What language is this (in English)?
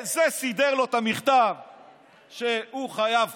Hebrew